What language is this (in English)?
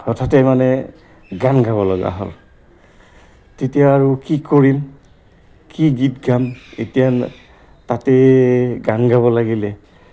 Assamese